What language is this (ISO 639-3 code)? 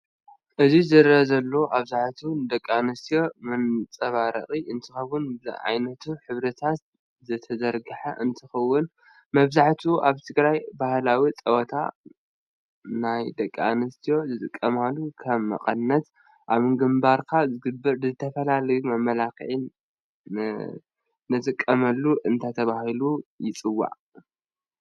tir